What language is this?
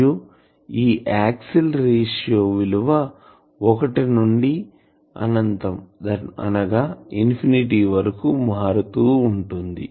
Telugu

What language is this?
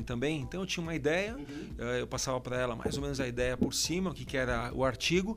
Portuguese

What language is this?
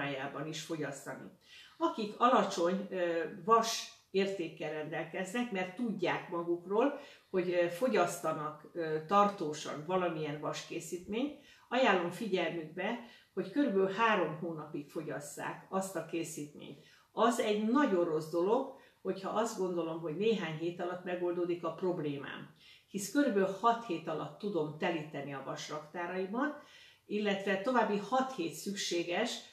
Hungarian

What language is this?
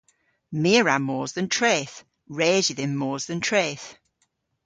Cornish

